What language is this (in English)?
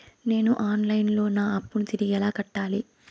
Telugu